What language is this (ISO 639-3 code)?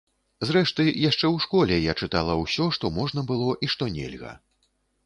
bel